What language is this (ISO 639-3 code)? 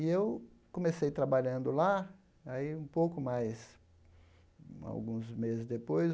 por